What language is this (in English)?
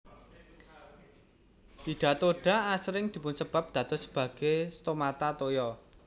Javanese